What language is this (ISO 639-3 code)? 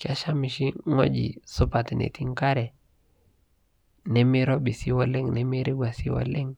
mas